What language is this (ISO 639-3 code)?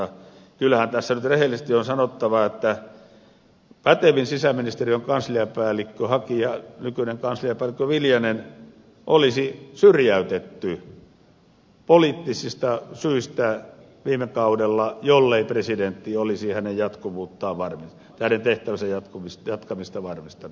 fin